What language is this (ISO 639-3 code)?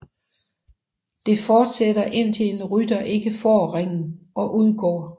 dan